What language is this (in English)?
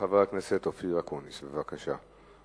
Hebrew